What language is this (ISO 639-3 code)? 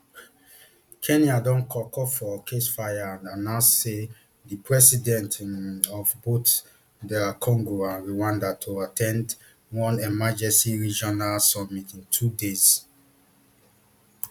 pcm